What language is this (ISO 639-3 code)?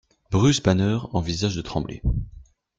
fra